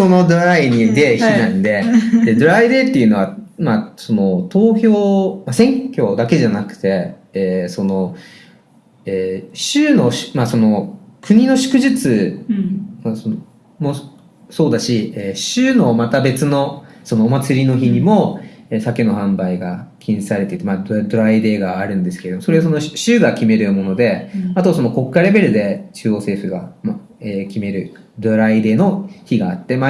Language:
Japanese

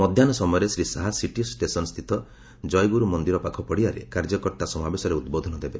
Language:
Odia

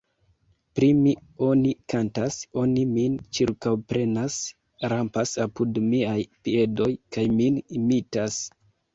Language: Esperanto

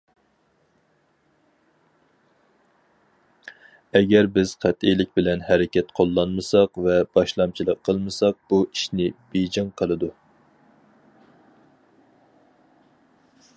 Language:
Uyghur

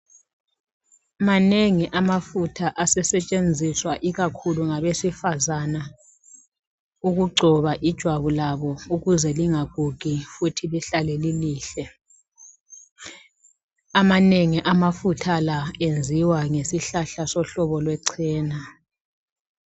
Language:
North Ndebele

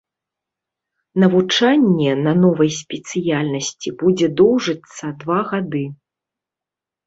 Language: Belarusian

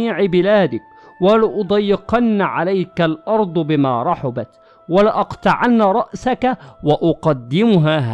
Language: Arabic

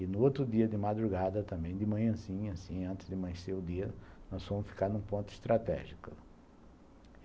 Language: Portuguese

